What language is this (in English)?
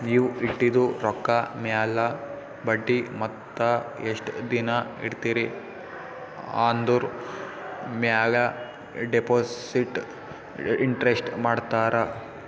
Kannada